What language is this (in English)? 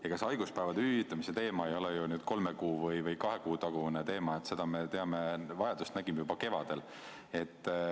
Estonian